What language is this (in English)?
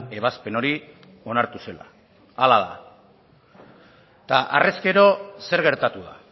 Basque